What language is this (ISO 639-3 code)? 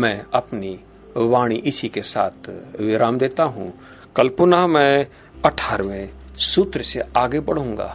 hin